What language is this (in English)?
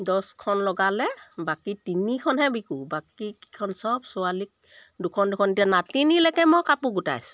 Assamese